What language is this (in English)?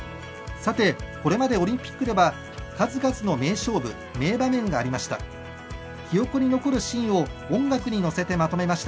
Japanese